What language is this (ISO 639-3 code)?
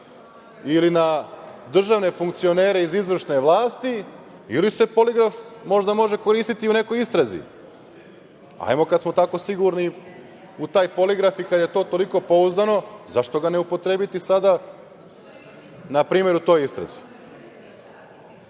srp